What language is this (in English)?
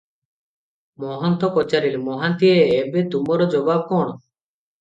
Odia